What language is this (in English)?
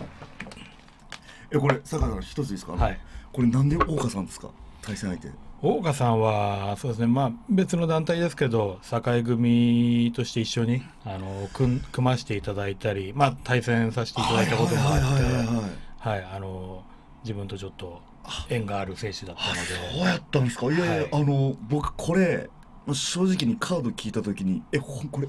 Japanese